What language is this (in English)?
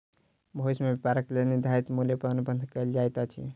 Maithili